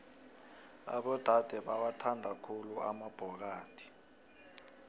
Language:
South Ndebele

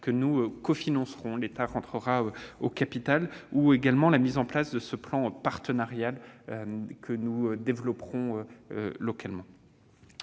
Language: French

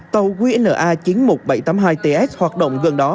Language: Vietnamese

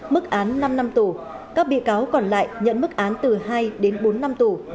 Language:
Vietnamese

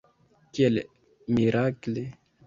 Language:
Esperanto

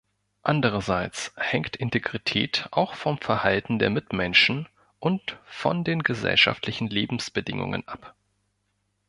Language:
German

